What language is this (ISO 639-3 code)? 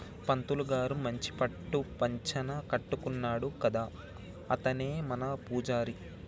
tel